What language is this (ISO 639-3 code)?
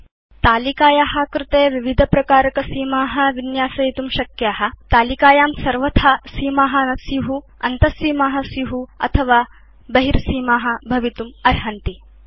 san